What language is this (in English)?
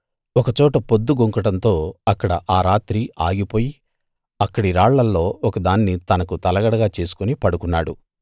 Telugu